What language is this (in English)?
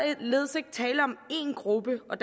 Danish